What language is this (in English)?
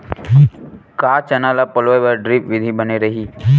Chhattisgarhi